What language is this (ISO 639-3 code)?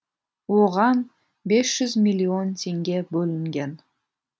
kaz